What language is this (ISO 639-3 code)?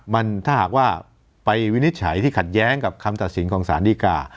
tha